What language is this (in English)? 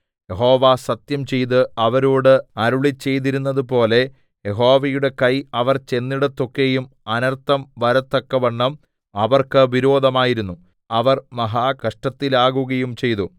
Malayalam